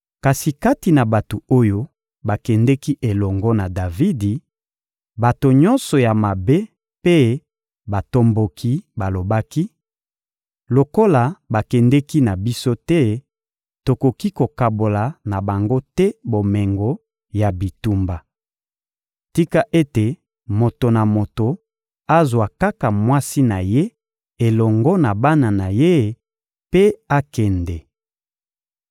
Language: Lingala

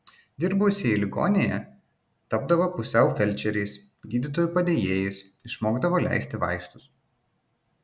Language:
Lithuanian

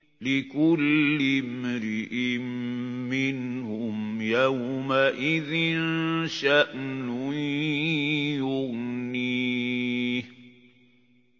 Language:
Arabic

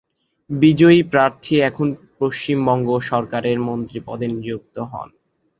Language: Bangla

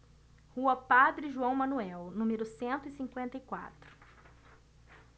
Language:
Portuguese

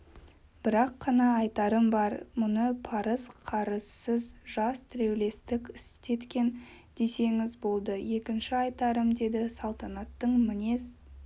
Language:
Kazakh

